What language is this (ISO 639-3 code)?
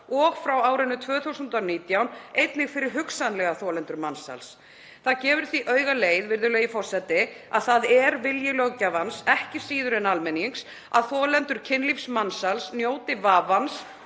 isl